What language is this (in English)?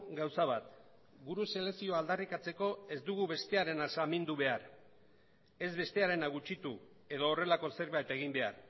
Basque